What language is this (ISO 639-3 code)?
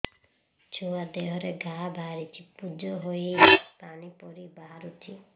ori